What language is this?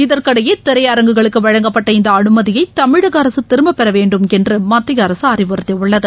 Tamil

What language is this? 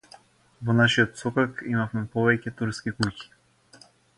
Macedonian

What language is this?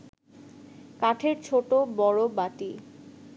Bangla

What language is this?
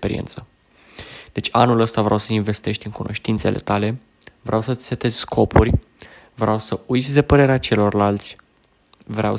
Romanian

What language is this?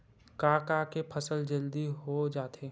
Chhattisgarhi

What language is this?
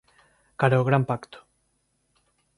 Galician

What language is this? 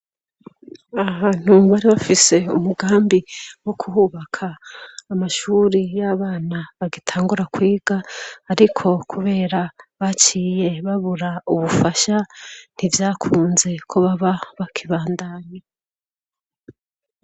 Rundi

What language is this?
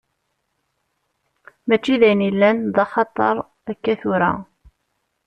Kabyle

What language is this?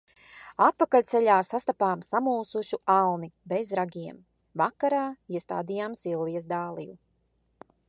Latvian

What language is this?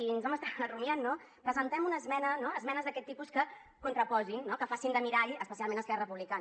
Catalan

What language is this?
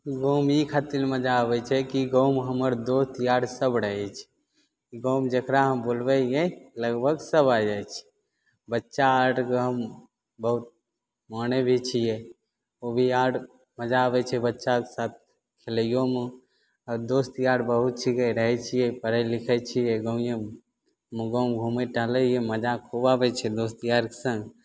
Maithili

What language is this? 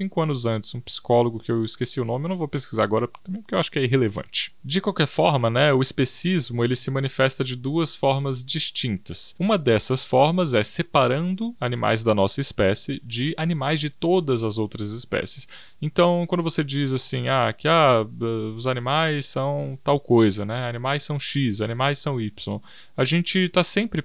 Portuguese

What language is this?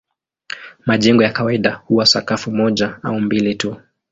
Swahili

